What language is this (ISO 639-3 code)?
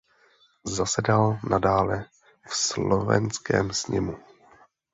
ces